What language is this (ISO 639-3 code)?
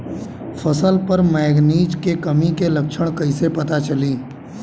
bho